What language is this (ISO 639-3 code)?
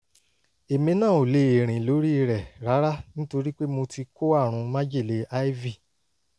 yor